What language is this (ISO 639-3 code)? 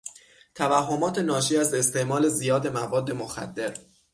fas